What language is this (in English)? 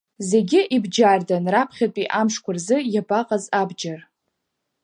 Abkhazian